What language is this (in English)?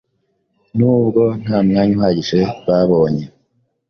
Kinyarwanda